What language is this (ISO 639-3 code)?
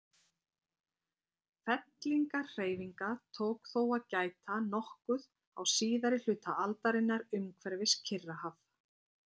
isl